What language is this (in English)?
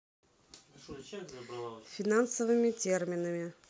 Russian